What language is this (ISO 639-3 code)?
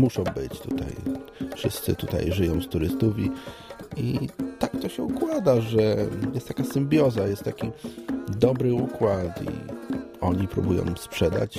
pol